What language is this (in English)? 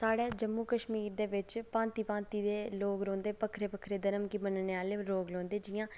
Dogri